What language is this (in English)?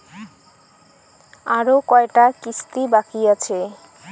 Bangla